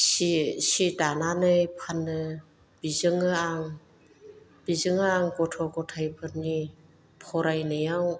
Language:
Bodo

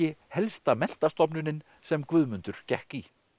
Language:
Icelandic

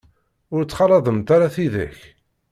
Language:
Kabyle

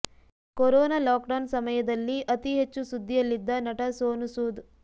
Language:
Kannada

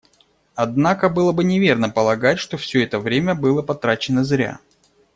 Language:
Russian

